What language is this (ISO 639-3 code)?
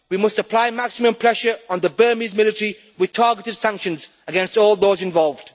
eng